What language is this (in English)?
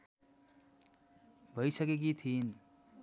Nepali